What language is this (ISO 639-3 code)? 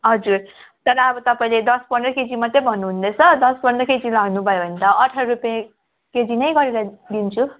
nep